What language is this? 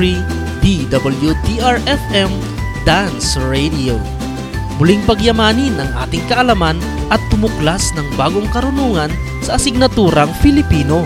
Filipino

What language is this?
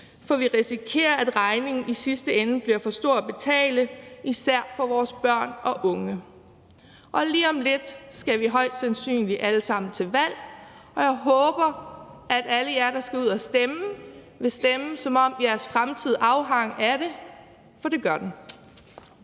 Danish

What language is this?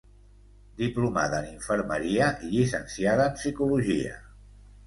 Catalan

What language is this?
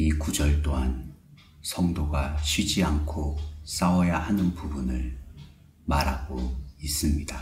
Korean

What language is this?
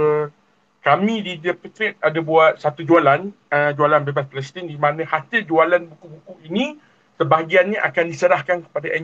Malay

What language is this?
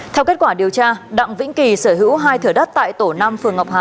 Vietnamese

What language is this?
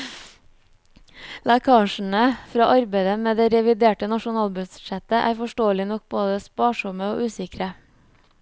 Norwegian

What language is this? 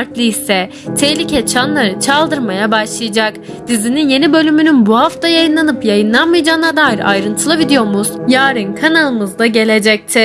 Turkish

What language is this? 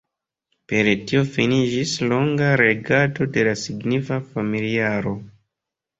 Esperanto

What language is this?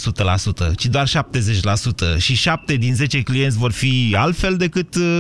Romanian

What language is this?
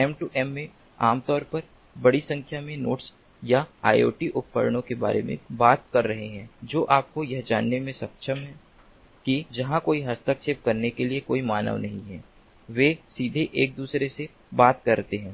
Hindi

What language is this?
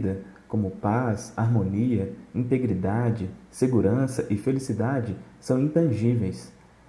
Portuguese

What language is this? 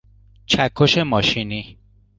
Persian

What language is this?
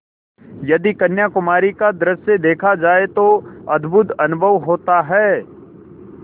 Hindi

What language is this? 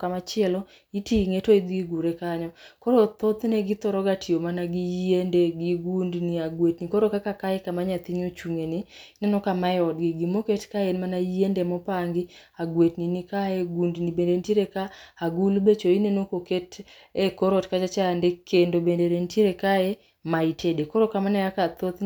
Luo (Kenya and Tanzania)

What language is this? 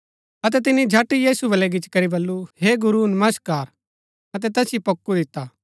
Gaddi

